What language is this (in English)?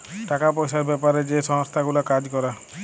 Bangla